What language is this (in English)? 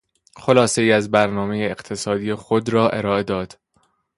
Persian